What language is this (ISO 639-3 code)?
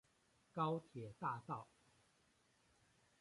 zho